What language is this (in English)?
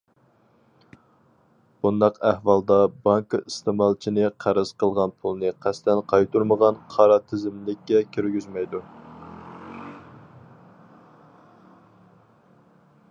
Uyghur